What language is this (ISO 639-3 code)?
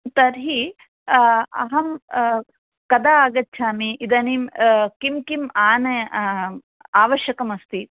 san